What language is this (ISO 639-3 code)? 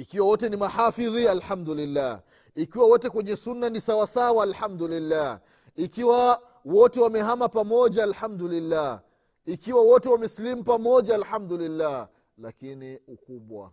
swa